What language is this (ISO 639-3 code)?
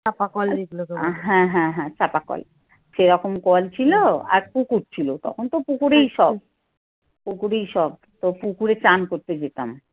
ben